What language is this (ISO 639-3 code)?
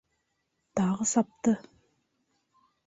bak